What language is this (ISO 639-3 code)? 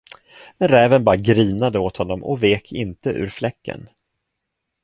swe